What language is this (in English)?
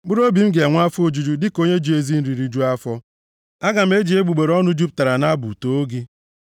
Igbo